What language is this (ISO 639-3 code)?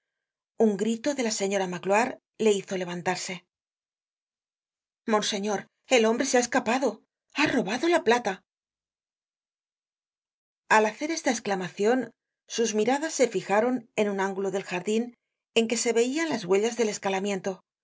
spa